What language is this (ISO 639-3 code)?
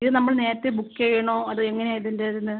mal